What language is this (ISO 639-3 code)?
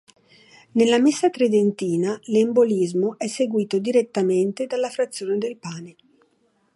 ita